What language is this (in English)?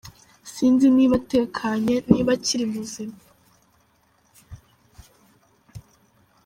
Kinyarwanda